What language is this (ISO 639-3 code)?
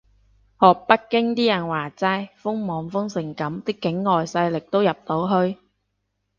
yue